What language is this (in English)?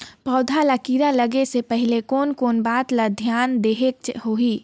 Chhattisgarhi